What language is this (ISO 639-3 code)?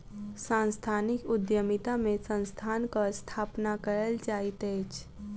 mai